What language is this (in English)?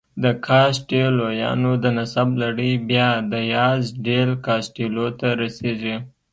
Pashto